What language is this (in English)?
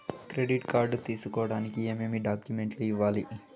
Telugu